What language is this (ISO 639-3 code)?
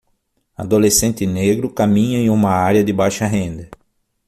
por